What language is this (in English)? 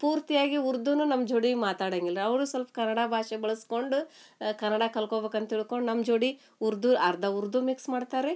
Kannada